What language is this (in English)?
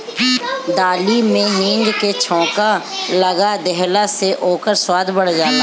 Bhojpuri